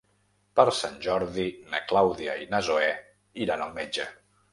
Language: Catalan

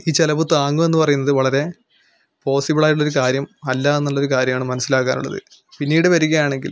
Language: Malayalam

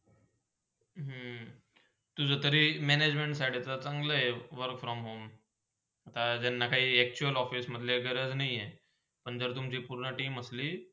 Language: Marathi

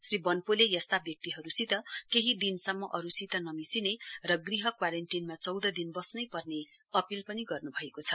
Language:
Nepali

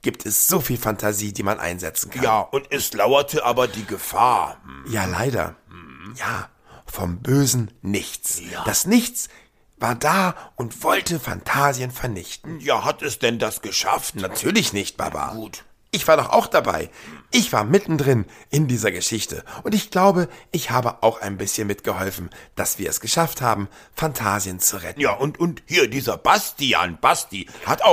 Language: German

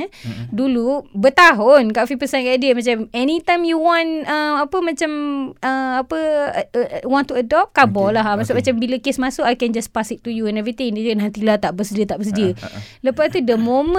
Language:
Malay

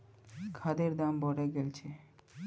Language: Magahi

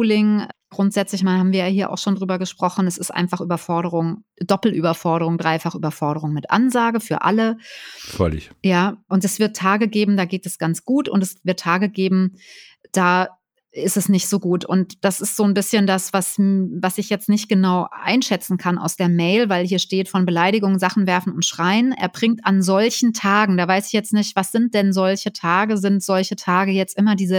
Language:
German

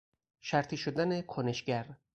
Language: Persian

